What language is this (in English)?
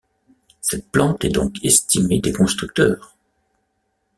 French